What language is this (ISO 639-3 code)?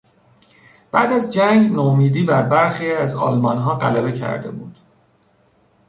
fas